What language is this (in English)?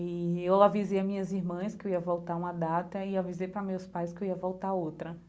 Portuguese